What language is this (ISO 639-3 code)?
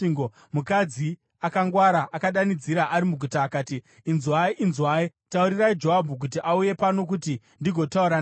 sna